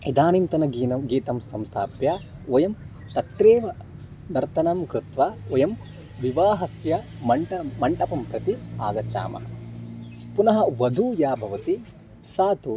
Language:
Sanskrit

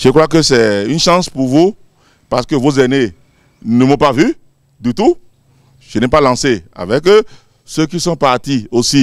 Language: French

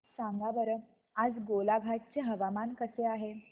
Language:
Marathi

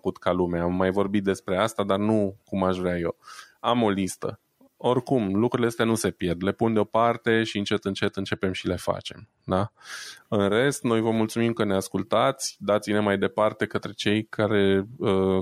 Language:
Romanian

